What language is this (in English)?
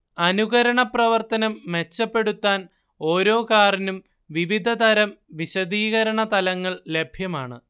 Malayalam